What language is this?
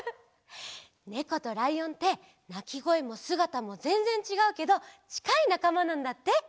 Japanese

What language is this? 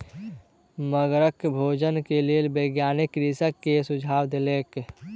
Maithili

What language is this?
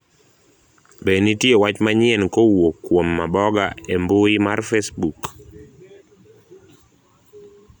Luo (Kenya and Tanzania)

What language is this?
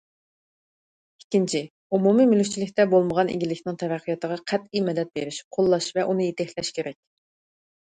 Uyghur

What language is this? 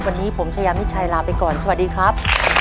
Thai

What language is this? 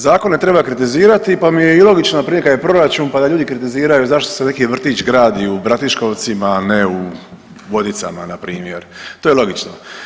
Croatian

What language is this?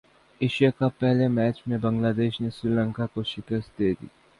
Urdu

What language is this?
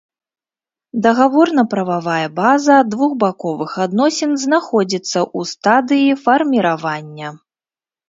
Belarusian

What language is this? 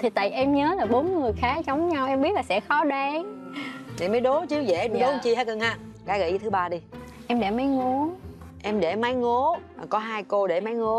Vietnamese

